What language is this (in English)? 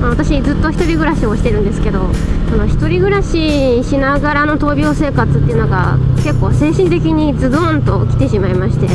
Japanese